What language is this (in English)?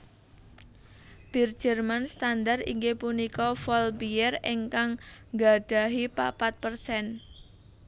Javanese